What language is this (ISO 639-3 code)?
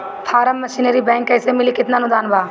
bho